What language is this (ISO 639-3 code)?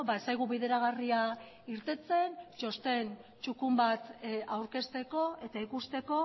eus